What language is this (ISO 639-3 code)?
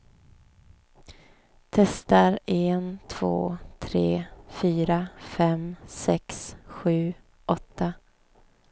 swe